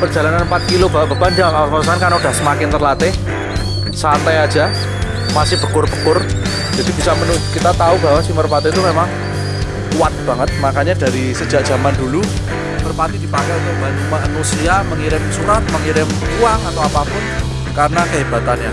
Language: Indonesian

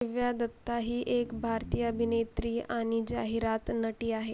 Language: Marathi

